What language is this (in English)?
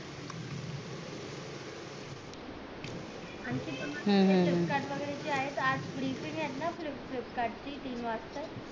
Marathi